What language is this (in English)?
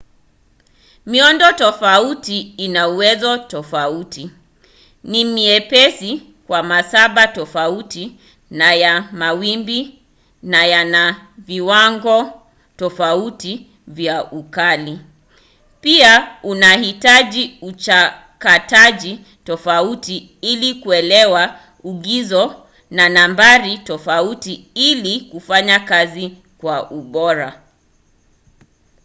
Swahili